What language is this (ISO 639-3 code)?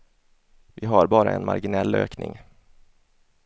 swe